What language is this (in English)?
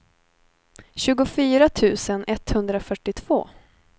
Swedish